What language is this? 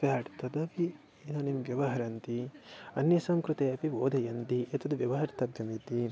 Sanskrit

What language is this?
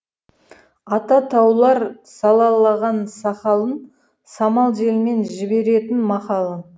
Kazakh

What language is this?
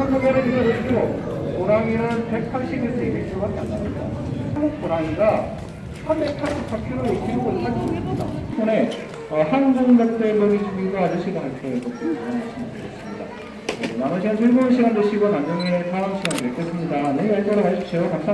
Korean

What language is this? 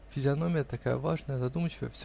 Russian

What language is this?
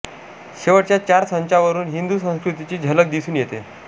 Marathi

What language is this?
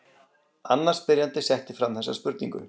Icelandic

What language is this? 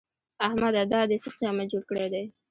Pashto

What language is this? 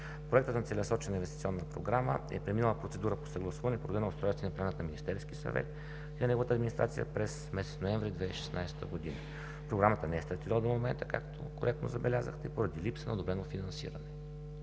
Bulgarian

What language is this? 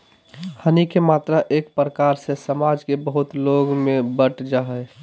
Magahi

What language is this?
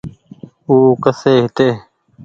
Goaria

